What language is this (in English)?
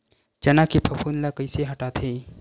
Chhattisgarhi